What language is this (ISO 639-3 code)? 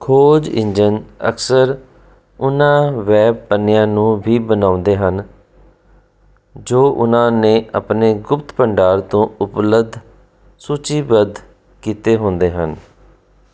pan